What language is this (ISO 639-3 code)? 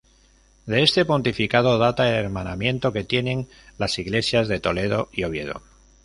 spa